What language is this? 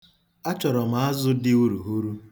Igbo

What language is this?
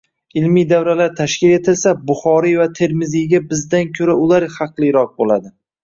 Uzbek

